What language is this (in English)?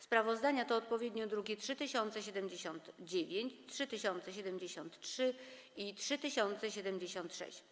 Polish